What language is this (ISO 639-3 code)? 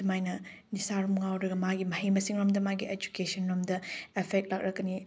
mni